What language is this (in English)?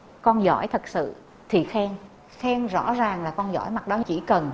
Vietnamese